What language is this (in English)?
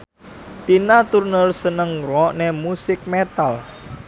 Javanese